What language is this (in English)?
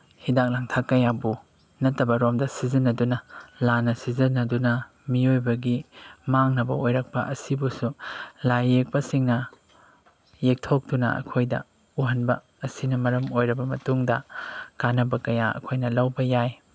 Manipuri